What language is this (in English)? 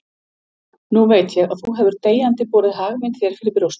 Icelandic